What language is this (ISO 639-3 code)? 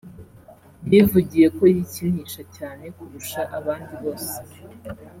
kin